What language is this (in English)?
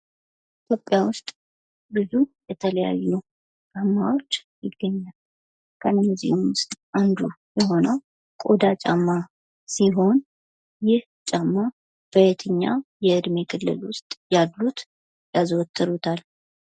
Amharic